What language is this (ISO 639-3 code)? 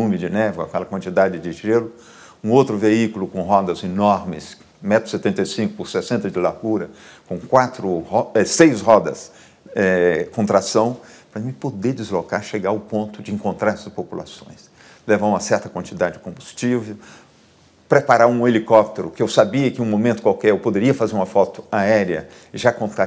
por